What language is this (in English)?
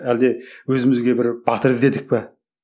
Kazakh